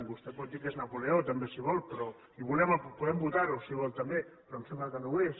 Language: Catalan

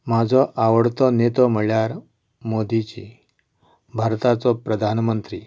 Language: Konkani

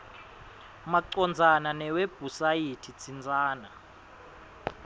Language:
Swati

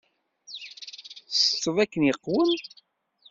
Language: Kabyle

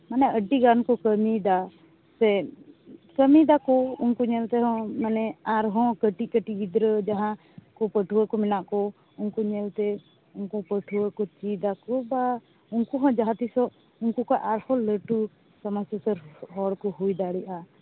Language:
Santali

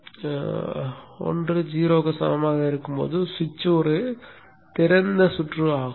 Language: Tamil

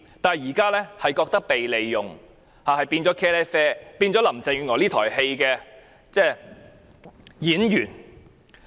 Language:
Cantonese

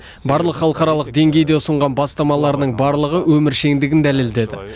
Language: Kazakh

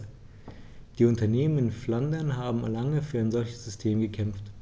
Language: German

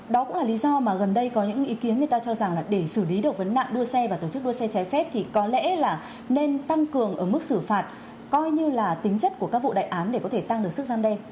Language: Vietnamese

